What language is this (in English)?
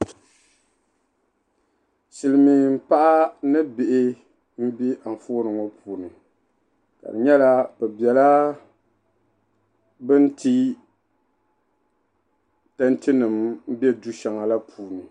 Dagbani